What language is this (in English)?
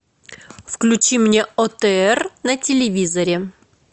Russian